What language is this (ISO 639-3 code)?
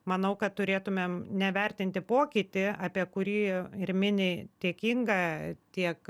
lit